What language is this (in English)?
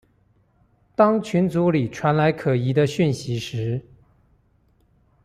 Chinese